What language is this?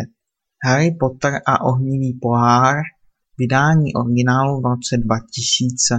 Czech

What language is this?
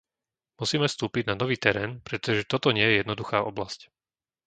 Slovak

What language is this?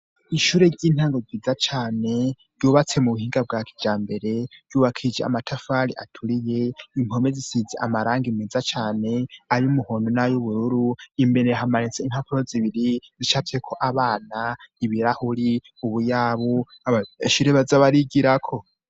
Rundi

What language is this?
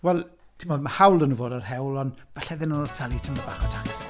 Welsh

